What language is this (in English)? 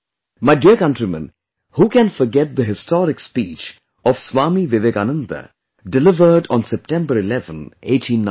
English